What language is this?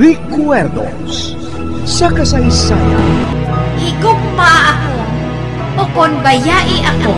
Filipino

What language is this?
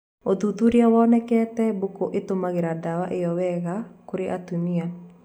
Kikuyu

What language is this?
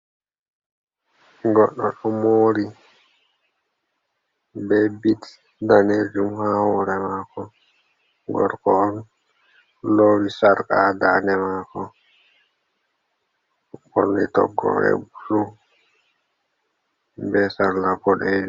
Fula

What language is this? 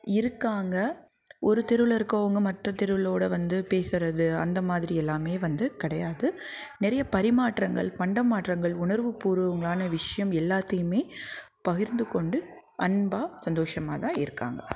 Tamil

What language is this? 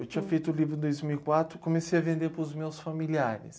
Portuguese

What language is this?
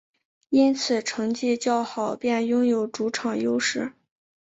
Chinese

